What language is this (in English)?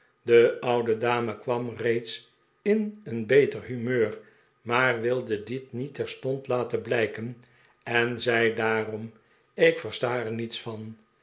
Dutch